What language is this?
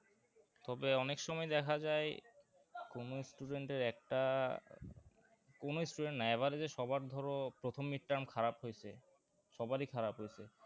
Bangla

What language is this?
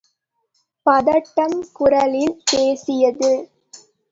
Tamil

